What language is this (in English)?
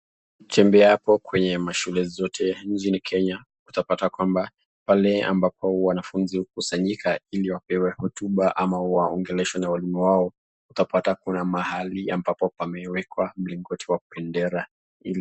Swahili